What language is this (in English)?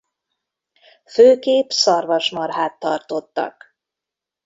Hungarian